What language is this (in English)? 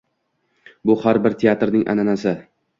Uzbek